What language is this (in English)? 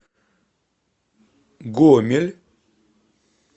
Russian